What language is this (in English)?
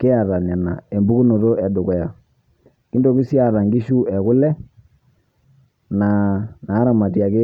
Masai